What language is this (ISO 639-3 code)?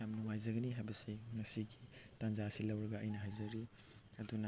mni